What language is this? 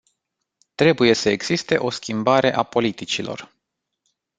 Romanian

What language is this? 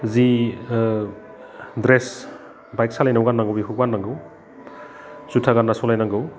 Bodo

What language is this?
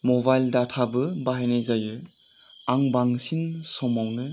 Bodo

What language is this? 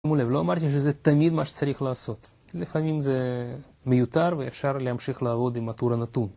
Hebrew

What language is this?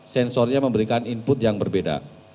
Indonesian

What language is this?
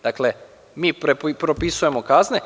Serbian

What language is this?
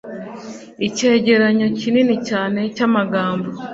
Kinyarwanda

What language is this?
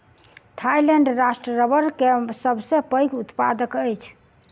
Maithili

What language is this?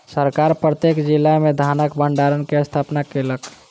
Maithili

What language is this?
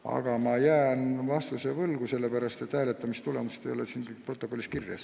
Estonian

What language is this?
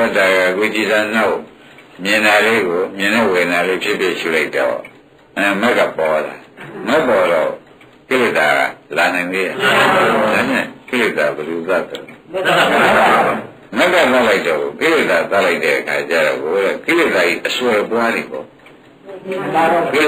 Indonesian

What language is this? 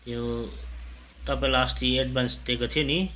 Nepali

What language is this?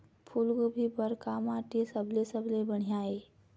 Chhattisgarhi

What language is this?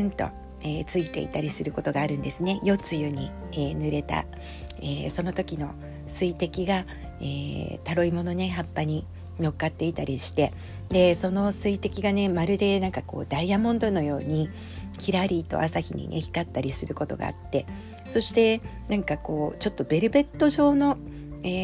Japanese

